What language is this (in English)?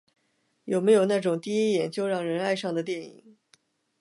Chinese